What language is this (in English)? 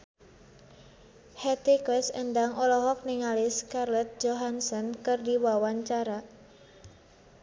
Sundanese